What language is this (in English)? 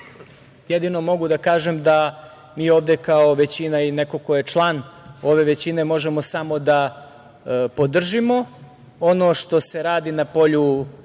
Serbian